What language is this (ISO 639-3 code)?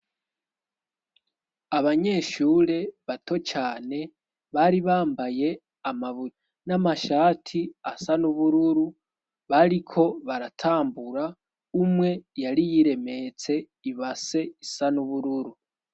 run